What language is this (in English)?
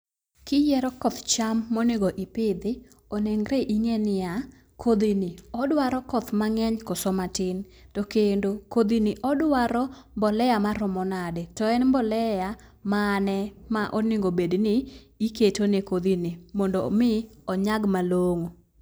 Luo (Kenya and Tanzania)